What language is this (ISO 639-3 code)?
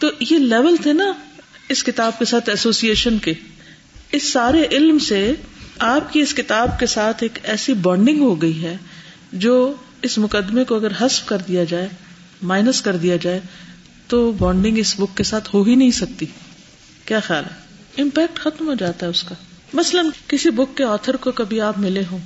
urd